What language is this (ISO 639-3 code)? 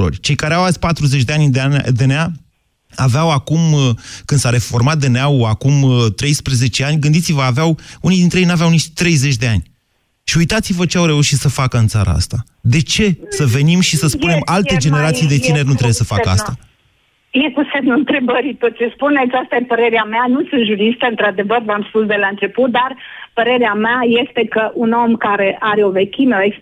ron